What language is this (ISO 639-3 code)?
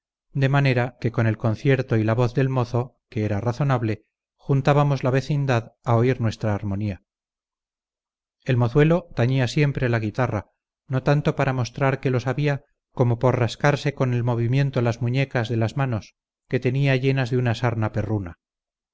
spa